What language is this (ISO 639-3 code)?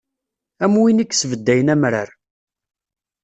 kab